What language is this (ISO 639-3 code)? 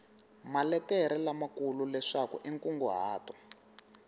tso